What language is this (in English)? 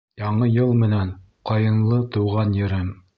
Bashkir